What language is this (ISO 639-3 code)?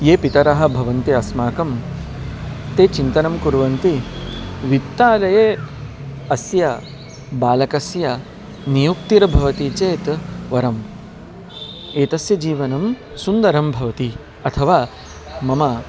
san